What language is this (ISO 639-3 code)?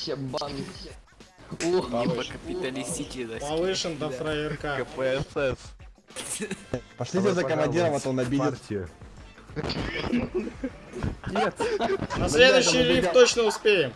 rus